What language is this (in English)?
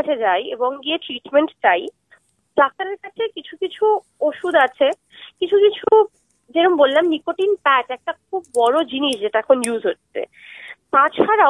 Bangla